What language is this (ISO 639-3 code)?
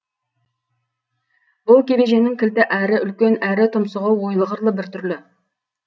kaz